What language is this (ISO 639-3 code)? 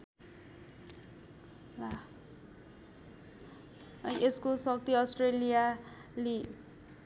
nep